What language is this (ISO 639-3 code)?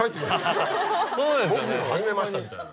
jpn